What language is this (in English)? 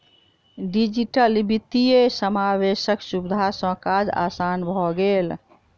Maithili